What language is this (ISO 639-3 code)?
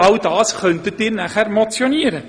gsw